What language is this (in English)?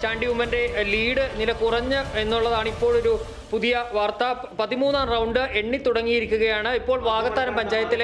Thai